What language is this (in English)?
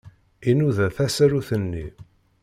Kabyle